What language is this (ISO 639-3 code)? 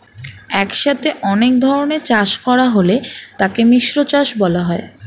ben